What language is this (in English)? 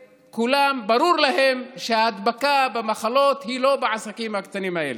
Hebrew